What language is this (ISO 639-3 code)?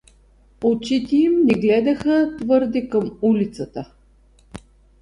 bul